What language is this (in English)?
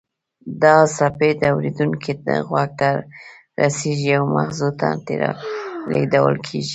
Pashto